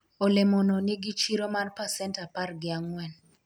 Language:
Luo (Kenya and Tanzania)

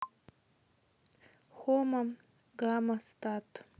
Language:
Russian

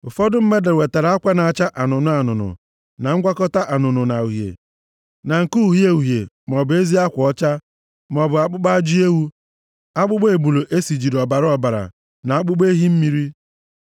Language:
Igbo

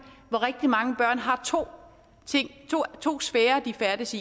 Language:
Danish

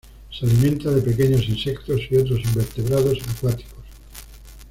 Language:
Spanish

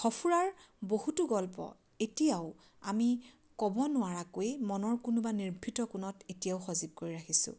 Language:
Assamese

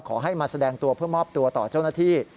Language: Thai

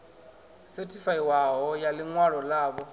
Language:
Venda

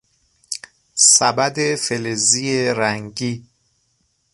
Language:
Persian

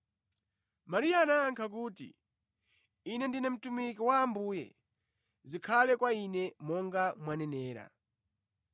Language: Nyanja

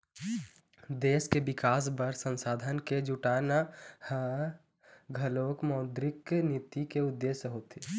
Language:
Chhattisgarhi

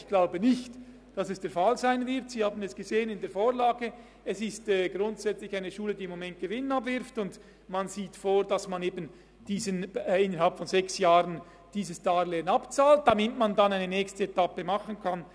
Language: Swiss German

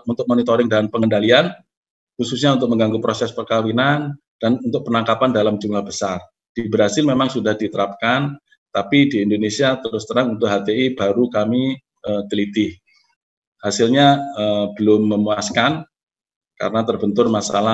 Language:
Indonesian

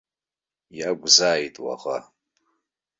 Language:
Abkhazian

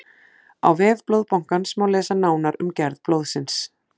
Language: Icelandic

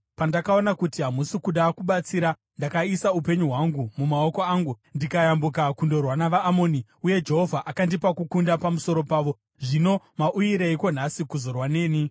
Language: Shona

